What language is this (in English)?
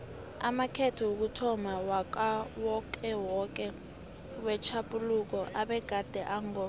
South Ndebele